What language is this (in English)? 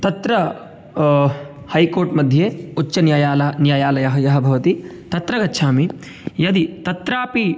Sanskrit